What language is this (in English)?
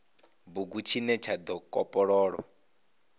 Venda